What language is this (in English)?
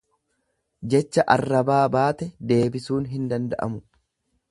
Oromo